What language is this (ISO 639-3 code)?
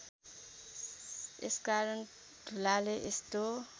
nep